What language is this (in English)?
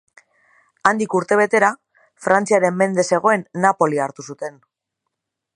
Basque